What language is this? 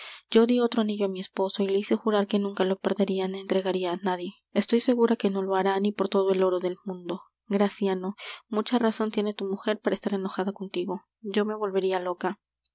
Spanish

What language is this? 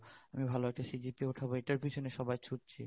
Bangla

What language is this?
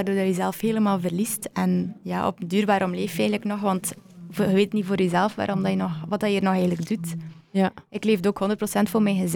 Dutch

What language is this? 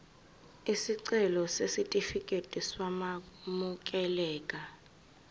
Zulu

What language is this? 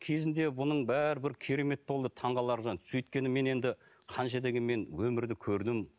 Kazakh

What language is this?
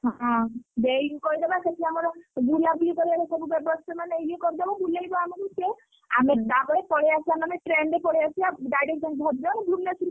Odia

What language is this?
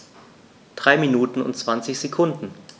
German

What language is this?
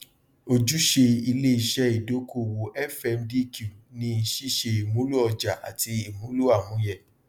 Yoruba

